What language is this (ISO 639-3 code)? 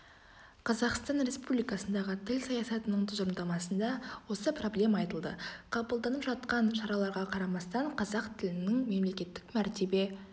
kaz